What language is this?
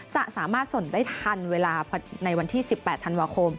Thai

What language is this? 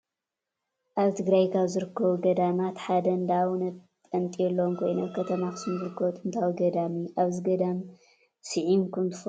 Tigrinya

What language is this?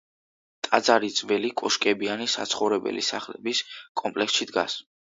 Georgian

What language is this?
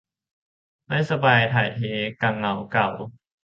Thai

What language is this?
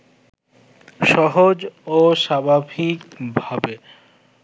Bangla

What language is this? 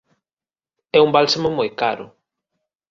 Galician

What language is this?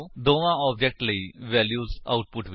Punjabi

